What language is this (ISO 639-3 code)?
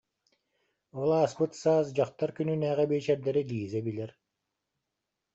sah